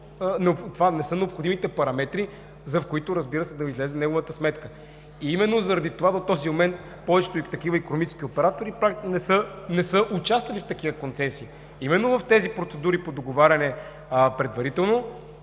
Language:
Bulgarian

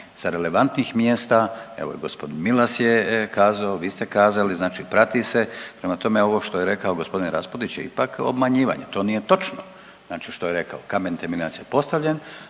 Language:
Croatian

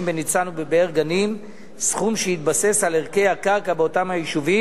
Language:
Hebrew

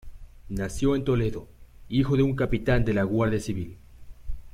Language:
Spanish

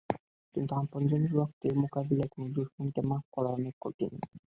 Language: Bangla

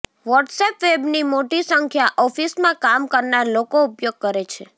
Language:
Gujarati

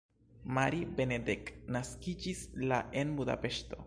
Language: Esperanto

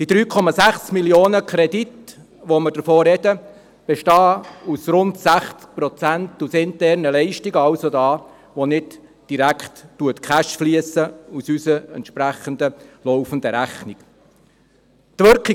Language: Swiss German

